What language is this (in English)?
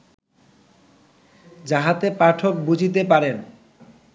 Bangla